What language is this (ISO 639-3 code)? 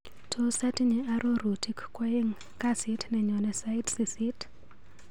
kln